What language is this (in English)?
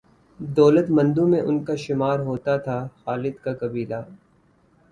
Urdu